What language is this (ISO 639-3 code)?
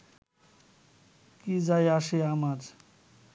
ben